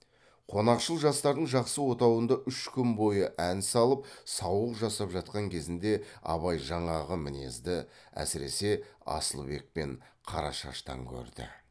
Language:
Kazakh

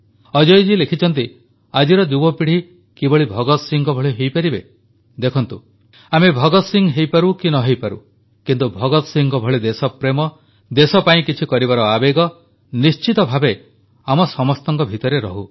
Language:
Odia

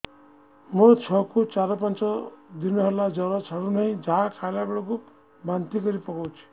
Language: Odia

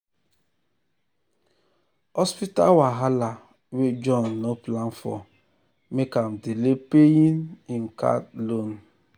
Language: Nigerian Pidgin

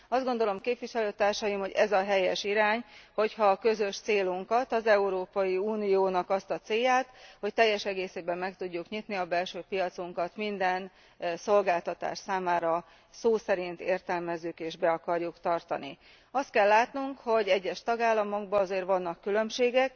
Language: Hungarian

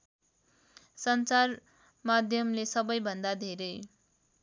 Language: Nepali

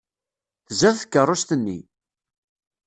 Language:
Kabyle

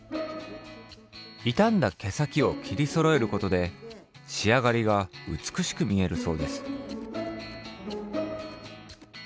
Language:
Japanese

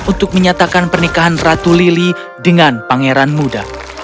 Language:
Indonesian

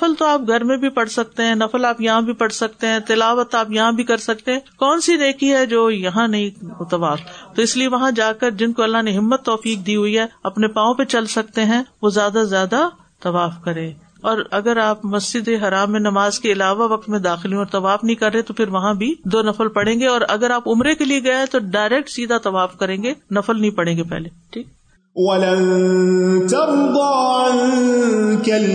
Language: Urdu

